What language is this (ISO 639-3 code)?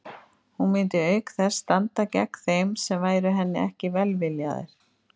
isl